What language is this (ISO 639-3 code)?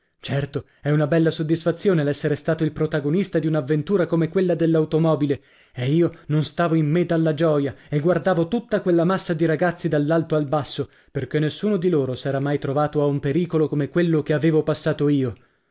ita